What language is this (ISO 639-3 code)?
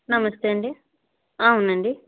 tel